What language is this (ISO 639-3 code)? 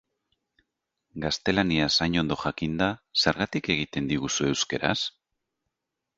eus